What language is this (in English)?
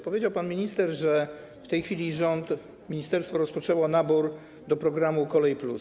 Polish